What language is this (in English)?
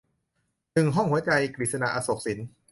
Thai